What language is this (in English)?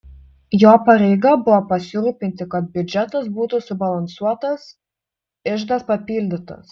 Lithuanian